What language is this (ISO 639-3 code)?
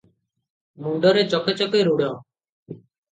ori